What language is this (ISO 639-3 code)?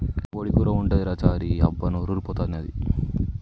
tel